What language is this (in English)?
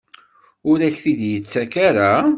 Kabyle